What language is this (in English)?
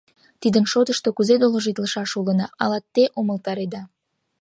Mari